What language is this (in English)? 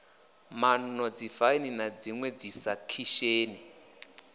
Venda